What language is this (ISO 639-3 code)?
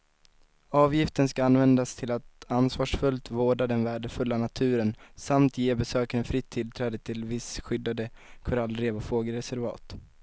swe